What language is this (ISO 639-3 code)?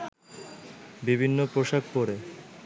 ben